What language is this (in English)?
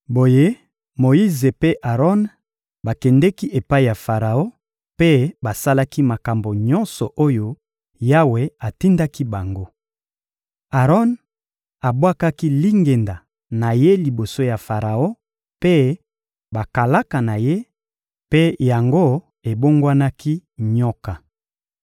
Lingala